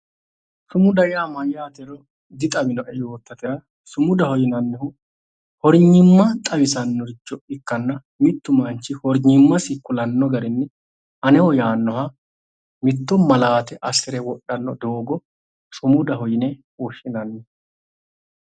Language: Sidamo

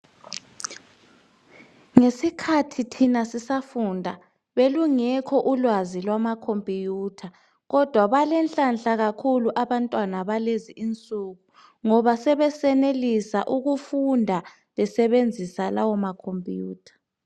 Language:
North Ndebele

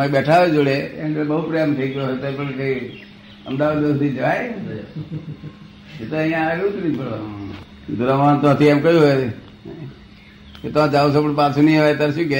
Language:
Gujarati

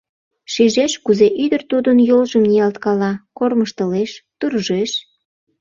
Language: Mari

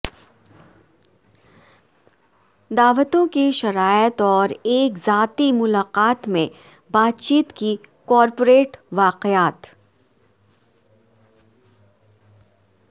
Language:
Urdu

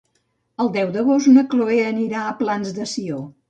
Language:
Catalan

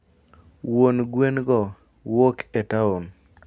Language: Luo (Kenya and Tanzania)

